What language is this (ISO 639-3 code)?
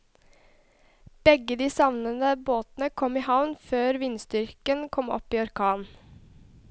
nor